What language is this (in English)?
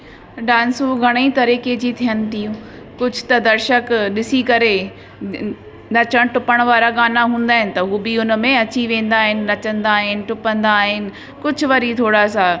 Sindhi